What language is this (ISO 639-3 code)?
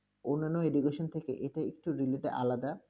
ben